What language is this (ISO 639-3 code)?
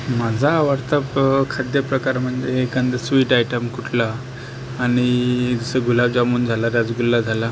mar